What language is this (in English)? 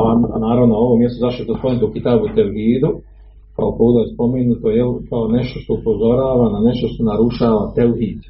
Croatian